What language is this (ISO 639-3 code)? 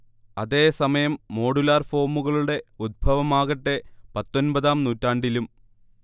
mal